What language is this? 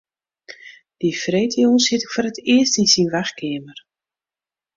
Western Frisian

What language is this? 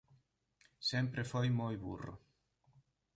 Galician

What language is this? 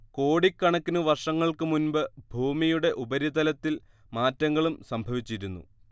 Malayalam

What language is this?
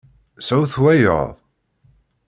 Kabyle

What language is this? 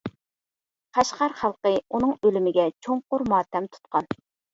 Uyghur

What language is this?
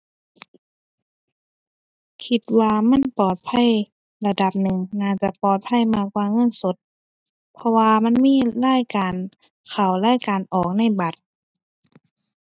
Thai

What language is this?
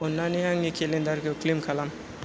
Bodo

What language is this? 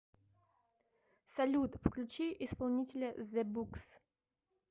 Russian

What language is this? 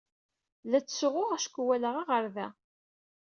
Kabyle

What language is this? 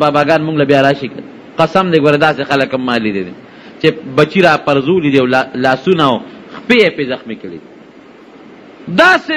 Arabic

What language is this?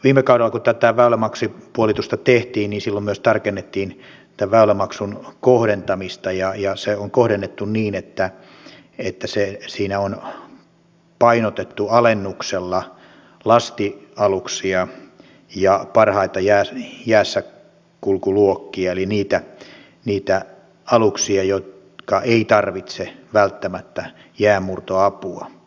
Finnish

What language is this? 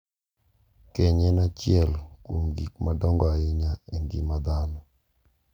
Luo (Kenya and Tanzania)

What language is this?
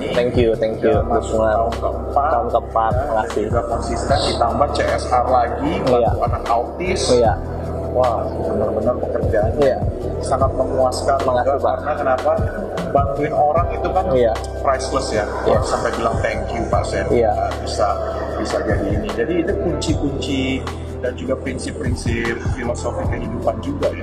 Indonesian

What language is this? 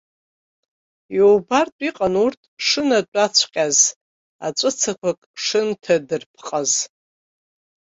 Abkhazian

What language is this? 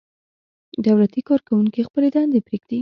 Pashto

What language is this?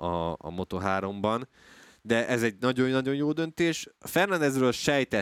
Hungarian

